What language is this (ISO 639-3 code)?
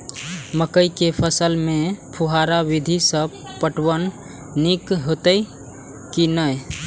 mai